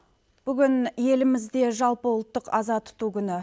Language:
Kazakh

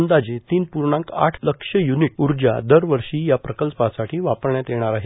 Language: Marathi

